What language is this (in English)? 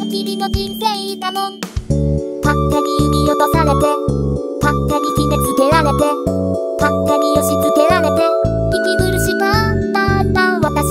Japanese